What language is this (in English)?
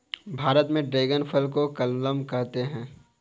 Hindi